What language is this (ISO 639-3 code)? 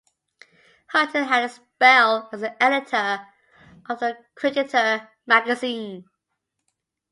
eng